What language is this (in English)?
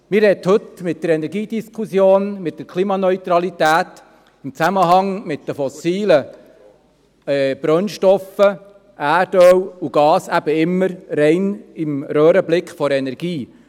Swiss German